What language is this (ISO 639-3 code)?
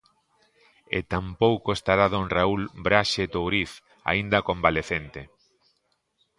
glg